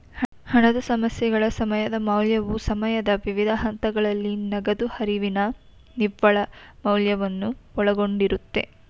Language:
Kannada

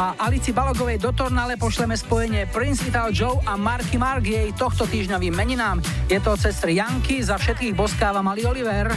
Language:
Slovak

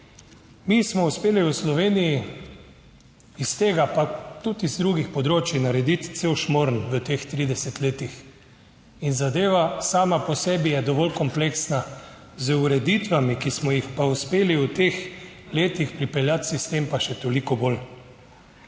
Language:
Slovenian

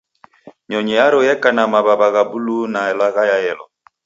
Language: Taita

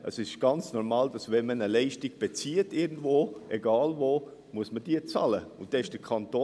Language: Swiss German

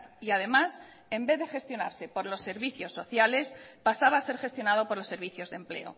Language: Spanish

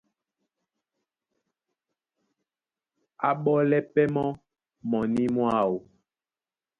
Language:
Duala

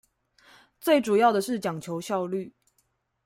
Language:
Chinese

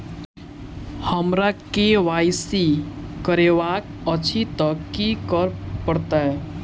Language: Maithili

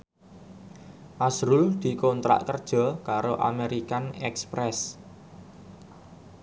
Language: Javanese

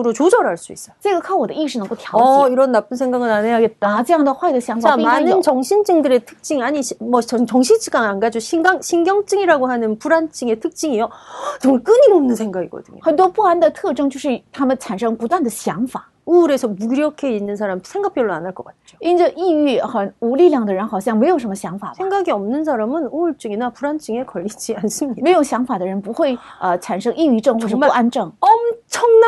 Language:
Korean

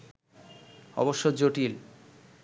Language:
Bangla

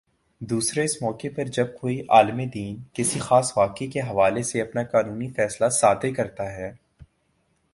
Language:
Urdu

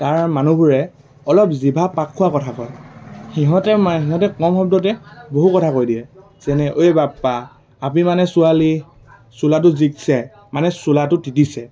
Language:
Assamese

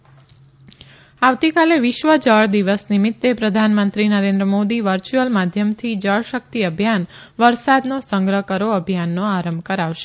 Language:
Gujarati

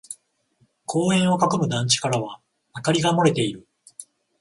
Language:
Japanese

